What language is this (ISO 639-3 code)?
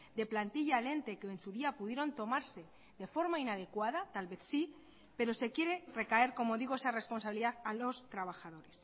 spa